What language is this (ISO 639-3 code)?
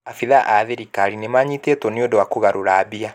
kik